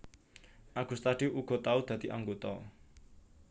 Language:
Javanese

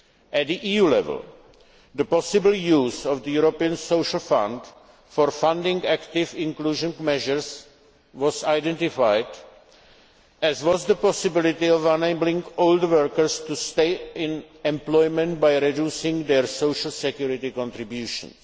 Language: English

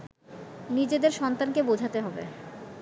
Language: Bangla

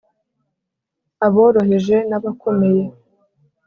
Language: Kinyarwanda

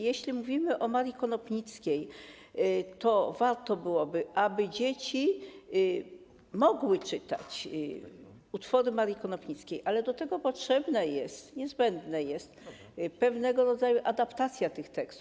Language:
Polish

